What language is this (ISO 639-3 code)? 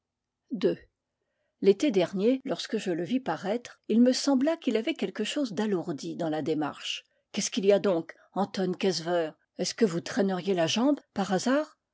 fra